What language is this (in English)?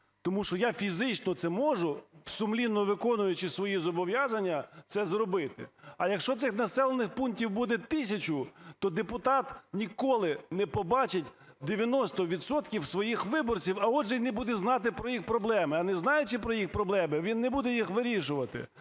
Ukrainian